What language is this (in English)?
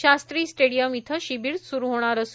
Marathi